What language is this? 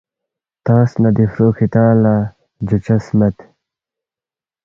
Balti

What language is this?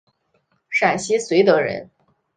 Chinese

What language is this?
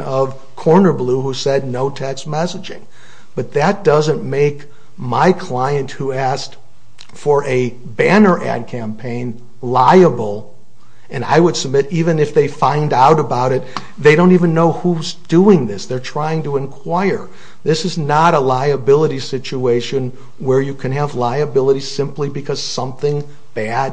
English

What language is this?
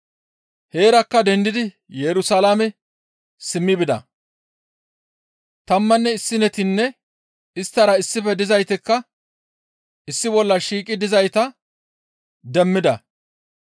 Gamo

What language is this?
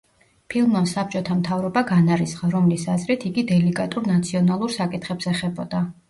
Georgian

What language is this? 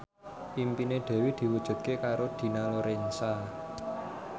Javanese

